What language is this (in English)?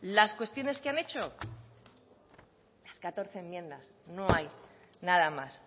Spanish